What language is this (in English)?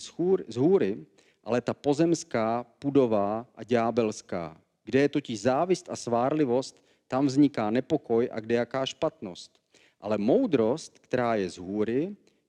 Czech